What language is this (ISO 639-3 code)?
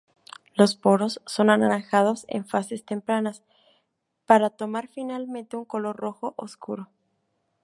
spa